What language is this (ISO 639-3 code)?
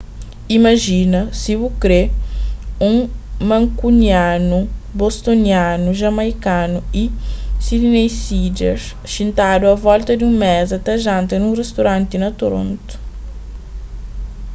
kea